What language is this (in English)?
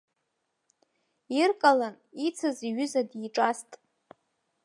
Abkhazian